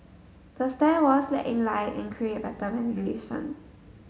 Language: English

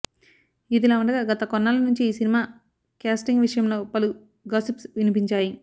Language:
Telugu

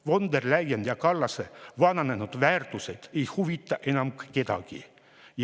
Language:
Estonian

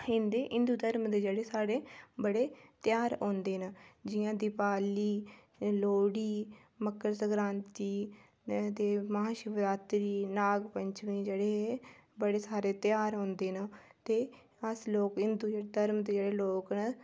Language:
Dogri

